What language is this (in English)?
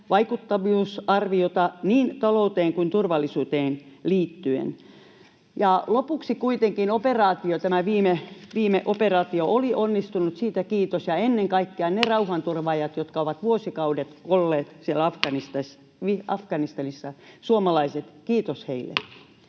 Finnish